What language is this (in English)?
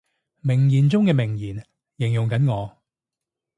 Cantonese